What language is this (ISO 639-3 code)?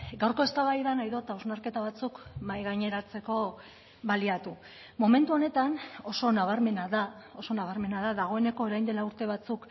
eus